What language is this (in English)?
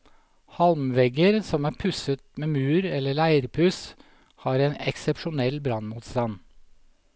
Norwegian